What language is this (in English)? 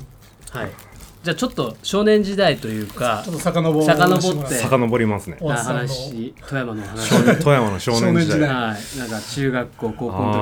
Japanese